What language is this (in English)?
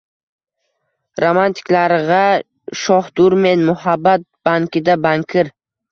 Uzbek